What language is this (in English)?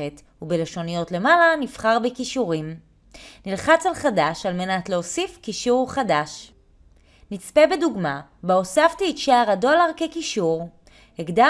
Hebrew